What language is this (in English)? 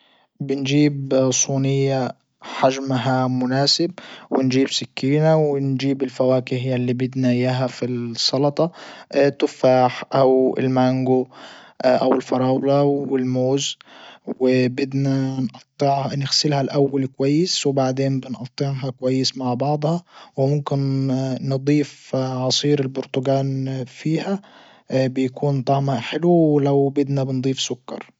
Libyan Arabic